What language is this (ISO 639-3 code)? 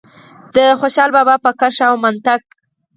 pus